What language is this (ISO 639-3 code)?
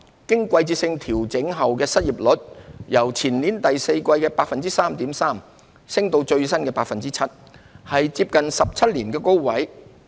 yue